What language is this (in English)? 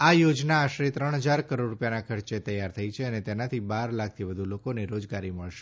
Gujarati